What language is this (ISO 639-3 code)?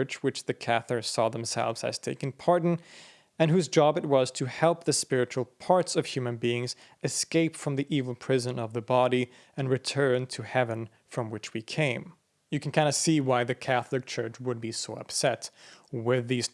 eng